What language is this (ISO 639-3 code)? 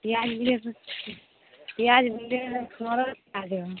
mai